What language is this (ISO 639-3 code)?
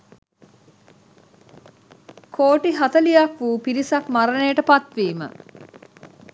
sin